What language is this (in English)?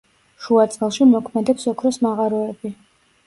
Georgian